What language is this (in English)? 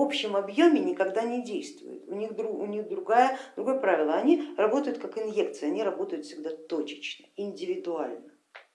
Russian